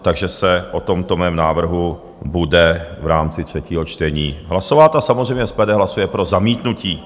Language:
Czech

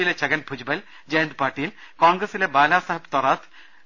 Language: Malayalam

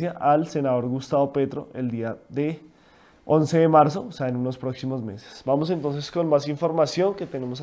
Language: Spanish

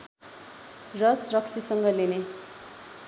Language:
Nepali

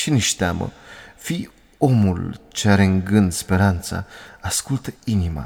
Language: Romanian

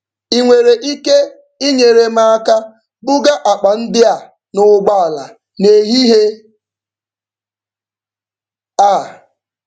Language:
Igbo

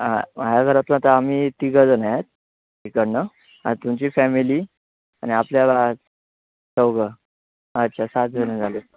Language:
Marathi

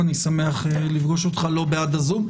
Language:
Hebrew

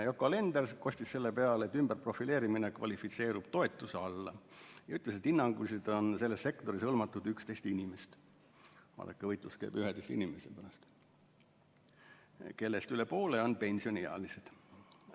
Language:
Estonian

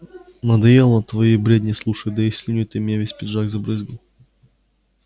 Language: Russian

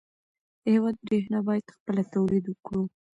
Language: Pashto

